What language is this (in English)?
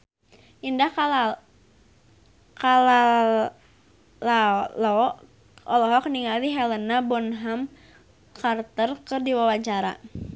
Sundanese